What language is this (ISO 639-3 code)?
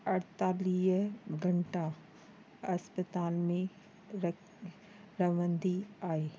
snd